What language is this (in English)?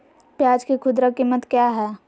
Magahi